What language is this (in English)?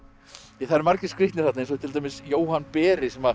Icelandic